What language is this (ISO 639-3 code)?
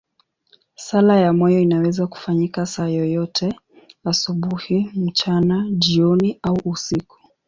swa